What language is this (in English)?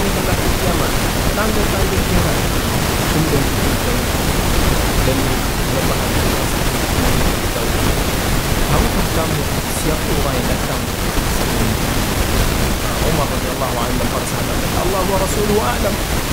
Malay